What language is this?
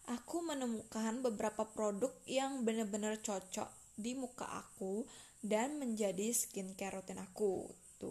Indonesian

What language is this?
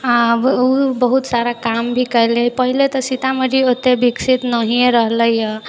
Maithili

